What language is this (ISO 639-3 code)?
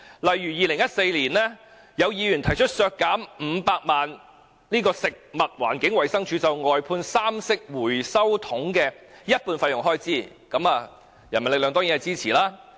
yue